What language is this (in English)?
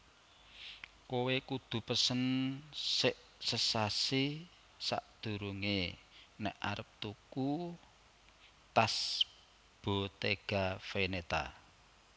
Javanese